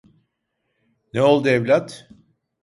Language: Turkish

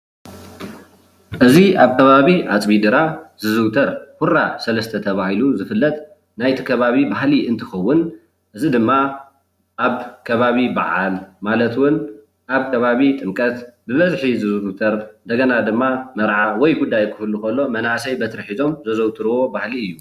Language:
Tigrinya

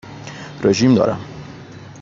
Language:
Persian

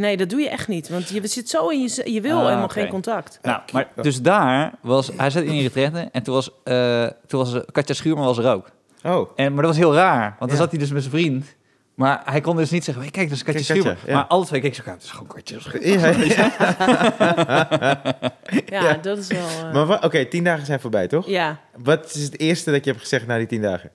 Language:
Dutch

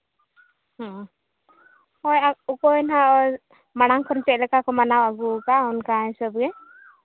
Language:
Santali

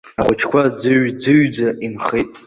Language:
Abkhazian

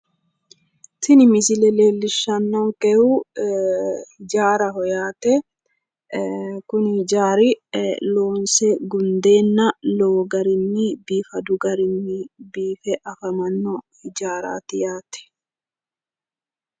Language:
Sidamo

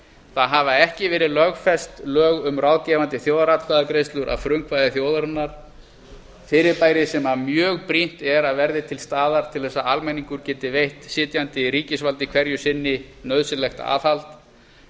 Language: Icelandic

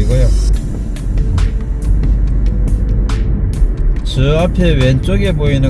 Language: Korean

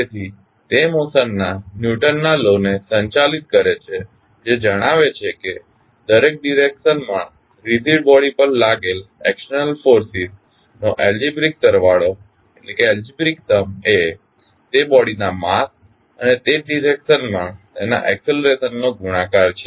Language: Gujarati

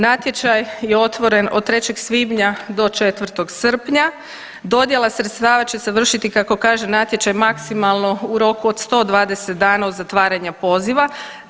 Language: Croatian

